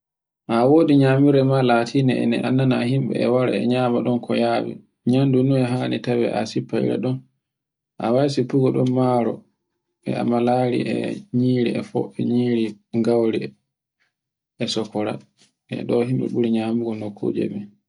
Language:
Borgu Fulfulde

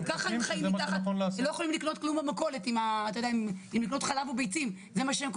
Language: Hebrew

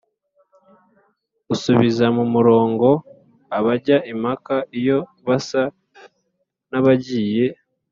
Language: Kinyarwanda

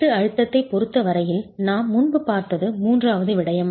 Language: Tamil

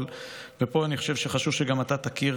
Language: Hebrew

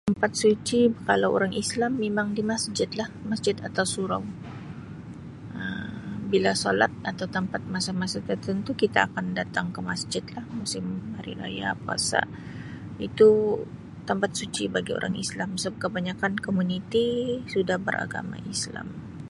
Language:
Sabah Malay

